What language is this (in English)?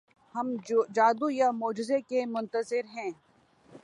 Urdu